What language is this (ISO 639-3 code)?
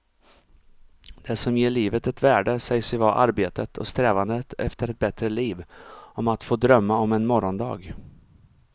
swe